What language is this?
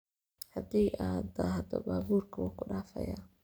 Somali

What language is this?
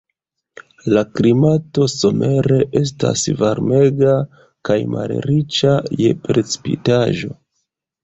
Esperanto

